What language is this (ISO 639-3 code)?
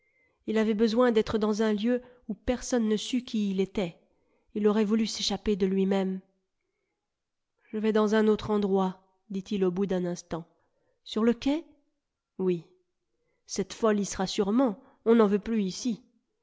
fra